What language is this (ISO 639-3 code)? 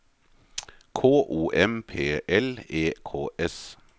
nor